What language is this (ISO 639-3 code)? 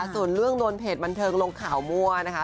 tha